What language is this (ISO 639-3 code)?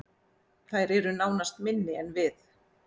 isl